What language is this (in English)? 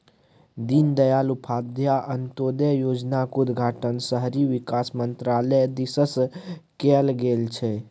Maithili